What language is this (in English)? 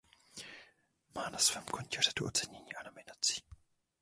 Czech